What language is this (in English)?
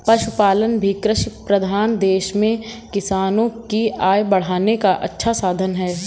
Hindi